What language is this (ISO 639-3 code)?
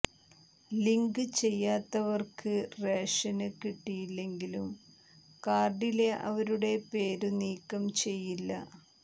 mal